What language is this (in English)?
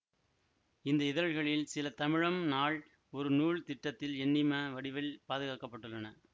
Tamil